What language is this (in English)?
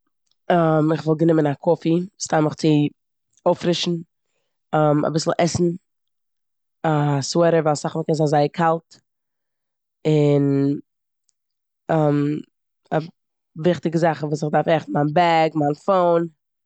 Yiddish